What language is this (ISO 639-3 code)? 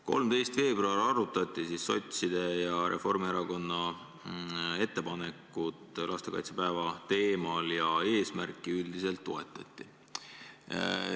est